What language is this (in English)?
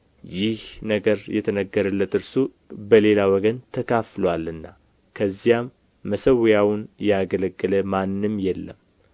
Amharic